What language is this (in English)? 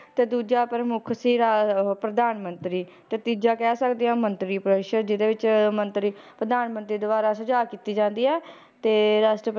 Punjabi